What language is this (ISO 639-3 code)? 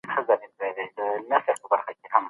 pus